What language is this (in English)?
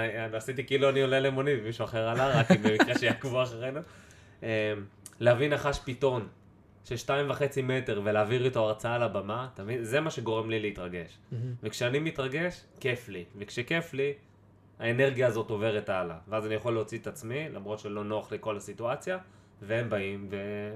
Hebrew